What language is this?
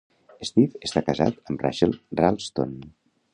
Catalan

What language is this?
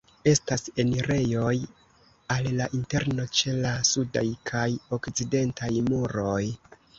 Esperanto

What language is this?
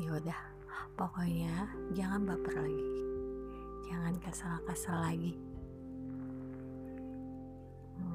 Indonesian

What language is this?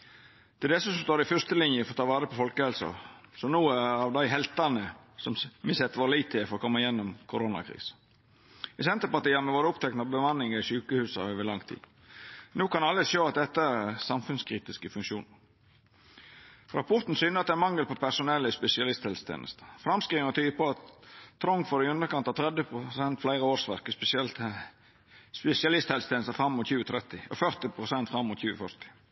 Norwegian Nynorsk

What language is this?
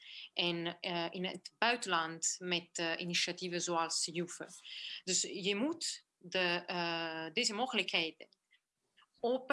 Dutch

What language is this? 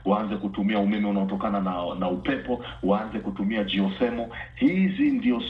Swahili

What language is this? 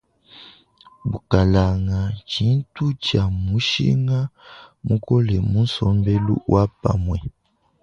Luba-Lulua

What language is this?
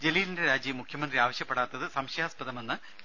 Malayalam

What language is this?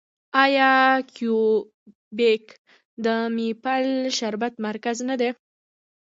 Pashto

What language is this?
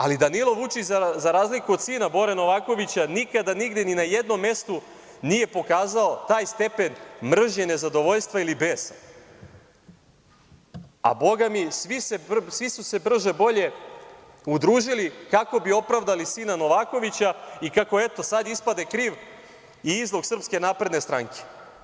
Serbian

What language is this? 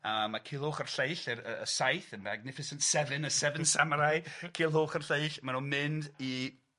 Welsh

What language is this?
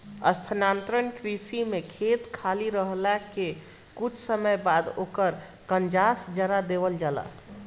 Bhojpuri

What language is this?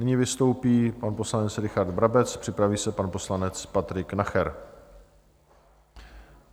Czech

